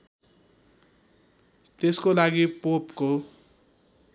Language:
Nepali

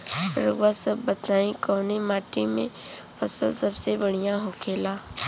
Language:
Bhojpuri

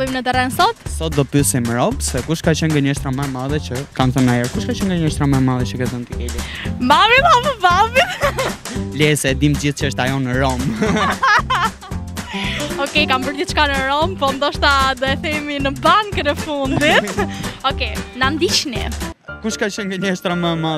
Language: Romanian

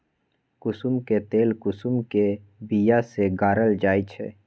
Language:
Magahi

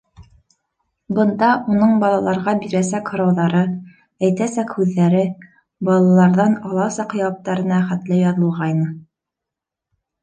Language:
Bashkir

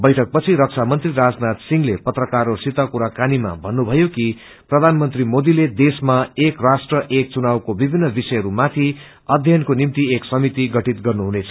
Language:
Nepali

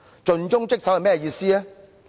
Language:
Cantonese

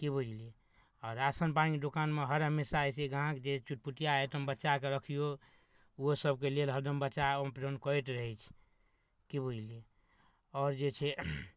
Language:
Maithili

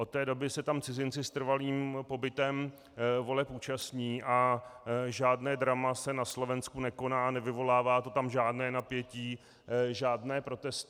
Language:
Czech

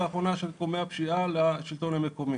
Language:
Hebrew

